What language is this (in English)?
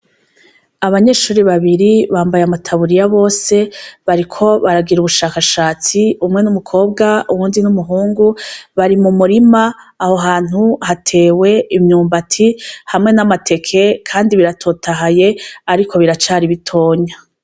Rundi